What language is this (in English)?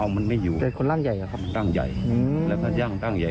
Thai